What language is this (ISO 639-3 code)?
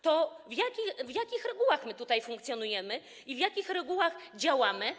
pol